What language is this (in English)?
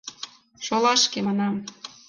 Mari